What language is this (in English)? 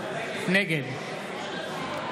Hebrew